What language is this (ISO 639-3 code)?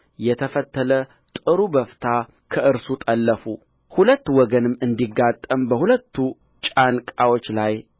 amh